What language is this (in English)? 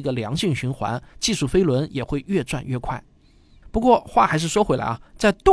Chinese